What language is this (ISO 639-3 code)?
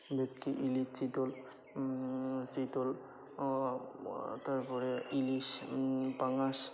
ben